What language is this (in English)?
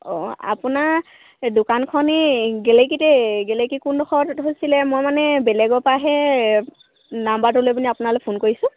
Assamese